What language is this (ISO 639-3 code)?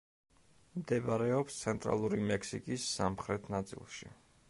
kat